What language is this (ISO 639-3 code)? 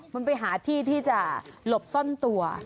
tha